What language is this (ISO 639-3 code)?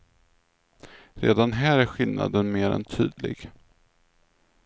swe